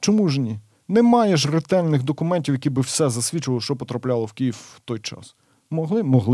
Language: Ukrainian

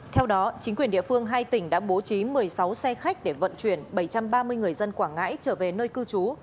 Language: Vietnamese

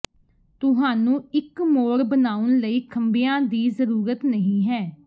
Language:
Punjabi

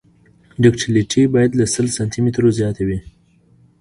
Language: Pashto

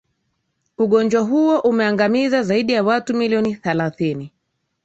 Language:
Swahili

